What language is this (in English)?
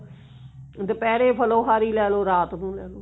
Punjabi